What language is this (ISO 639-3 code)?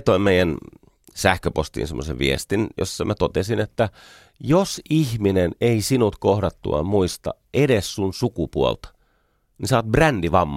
fin